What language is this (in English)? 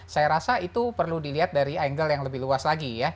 Indonesian